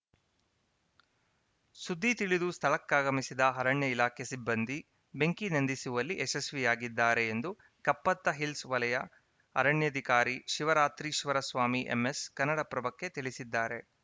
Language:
Kannada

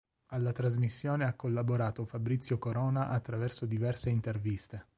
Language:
Italian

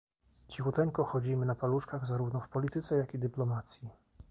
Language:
Polish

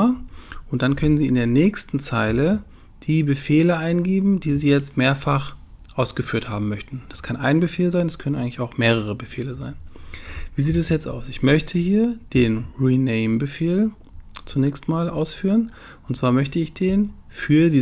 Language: German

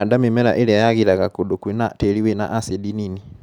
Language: Kikuyu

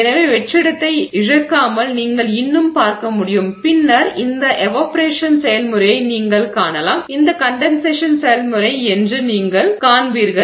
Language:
Tamil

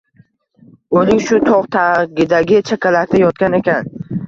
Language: Uzbek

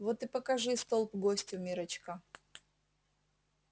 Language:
Russian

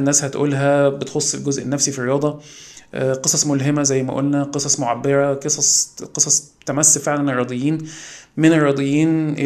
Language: Arabic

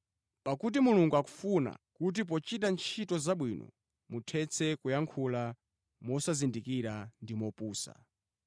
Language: Nyanja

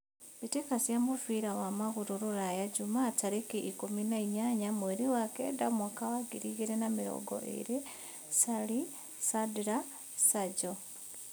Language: Kikuyu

